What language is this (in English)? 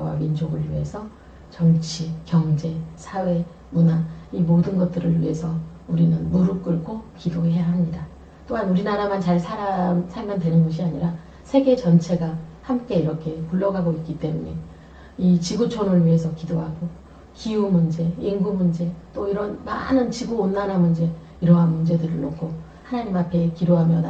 Korean